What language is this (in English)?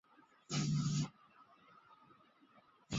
Chinese